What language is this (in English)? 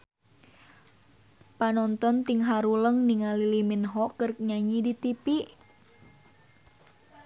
Sundanese